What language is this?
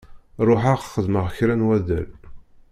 Kabyle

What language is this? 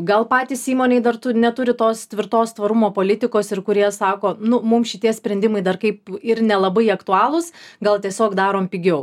Lithuanian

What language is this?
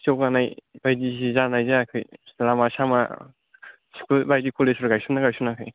Bodo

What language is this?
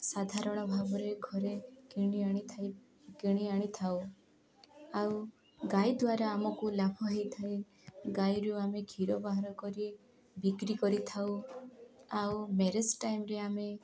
Odia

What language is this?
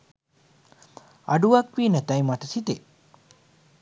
Sinhala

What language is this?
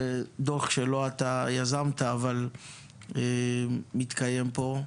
Hebrew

